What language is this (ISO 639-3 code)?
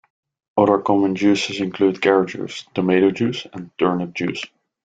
eng